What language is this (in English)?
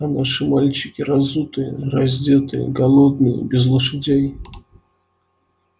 Russian